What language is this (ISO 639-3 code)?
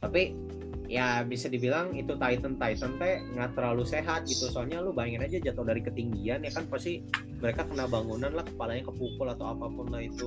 ind